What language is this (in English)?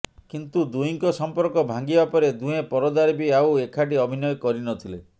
Odia